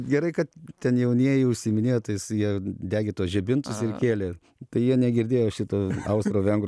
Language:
Lithuanian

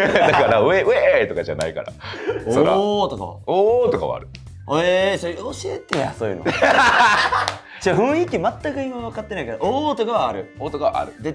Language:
Japanese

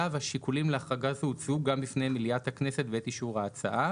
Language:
Hebrew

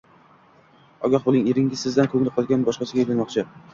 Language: Uzbek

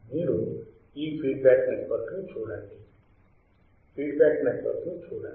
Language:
Telugu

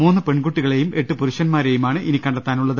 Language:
Malayalam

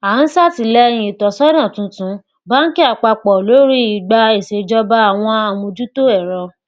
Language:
Yoruba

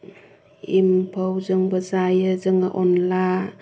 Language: Bodo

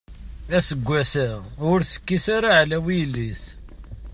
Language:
Kabyle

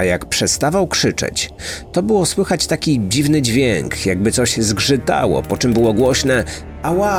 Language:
Polish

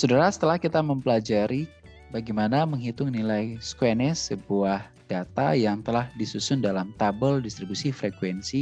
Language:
Indonesian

